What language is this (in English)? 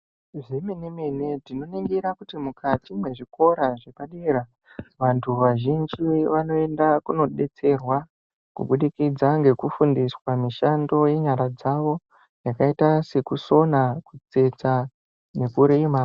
Ndau